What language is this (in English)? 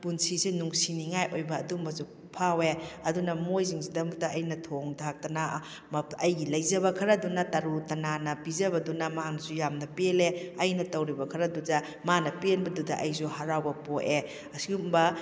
Manipuri